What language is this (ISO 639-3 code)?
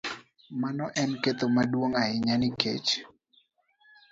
luo